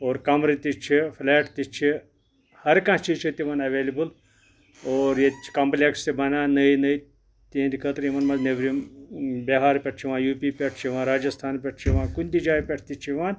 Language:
Kashmiri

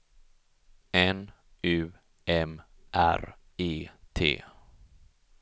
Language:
Swedish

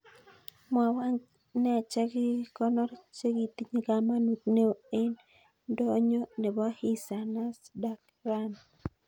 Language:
Kalenjin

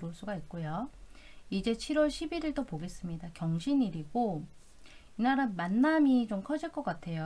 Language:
Korean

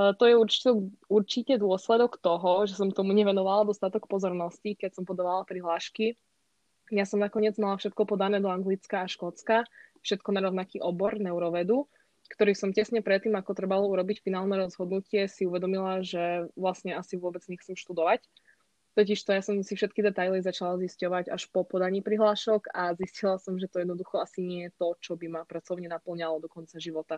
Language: Slovak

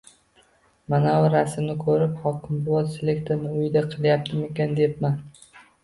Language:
Uzbek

